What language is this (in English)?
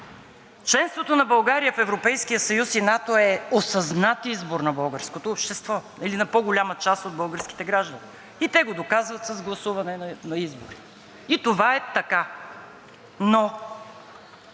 Bulgarian